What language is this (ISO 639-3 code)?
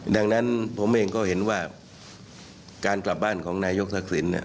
tha